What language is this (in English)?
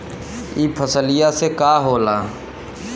Bhojpuri